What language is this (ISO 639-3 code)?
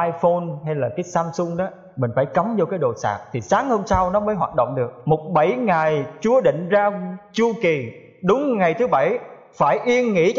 vie